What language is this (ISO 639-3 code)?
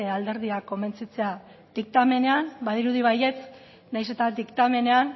eus